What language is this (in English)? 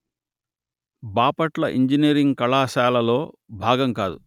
Telugu